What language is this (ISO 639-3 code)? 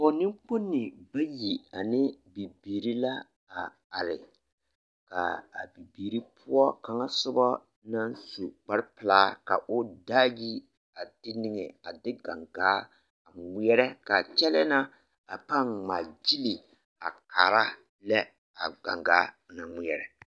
dga